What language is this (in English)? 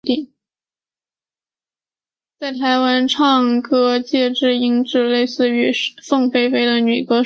Chinese